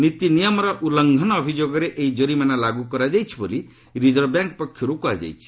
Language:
Odia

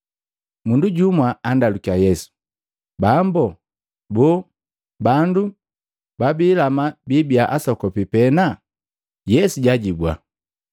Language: Matengo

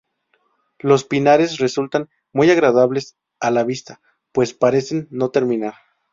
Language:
Spanish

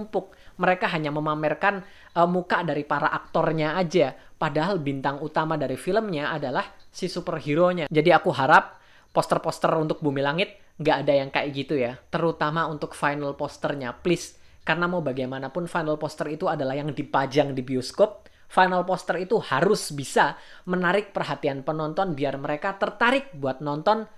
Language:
Indonesian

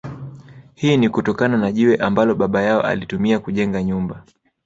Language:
Swahili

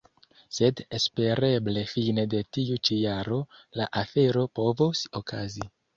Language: Esperanto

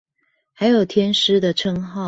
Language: Chinese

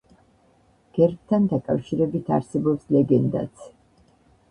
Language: Georgian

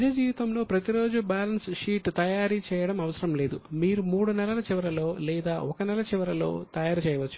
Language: Telugu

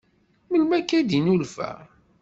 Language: Kabyle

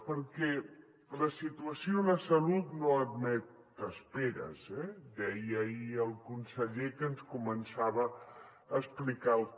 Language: Catalan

